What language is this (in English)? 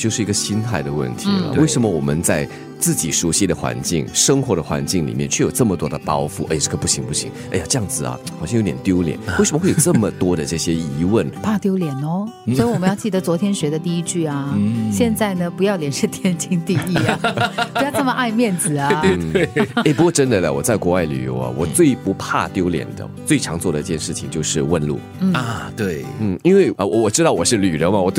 Chinese